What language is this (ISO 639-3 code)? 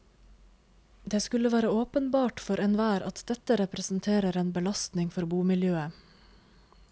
nor